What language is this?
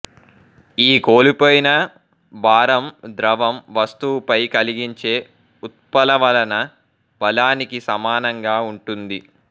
Telugu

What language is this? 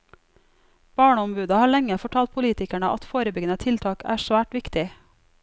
Norwegian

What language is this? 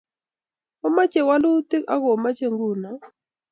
Kalenjin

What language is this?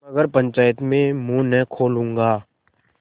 Hindi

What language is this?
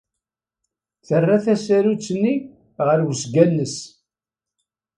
Kabyle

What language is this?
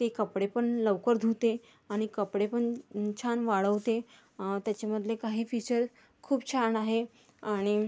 Marathi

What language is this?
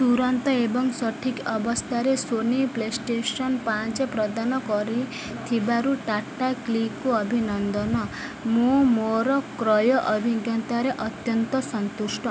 Odia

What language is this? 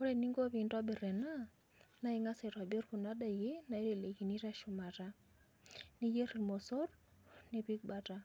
Masai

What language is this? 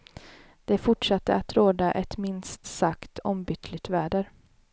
Swedish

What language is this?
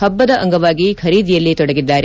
Kannada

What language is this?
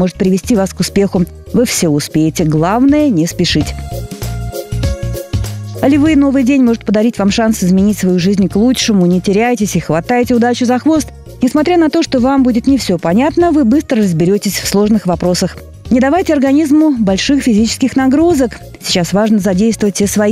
Russian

